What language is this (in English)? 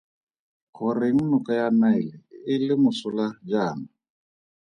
Tswana